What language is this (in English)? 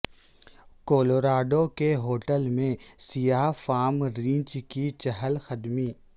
Urdu